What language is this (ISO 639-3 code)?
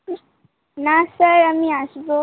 ben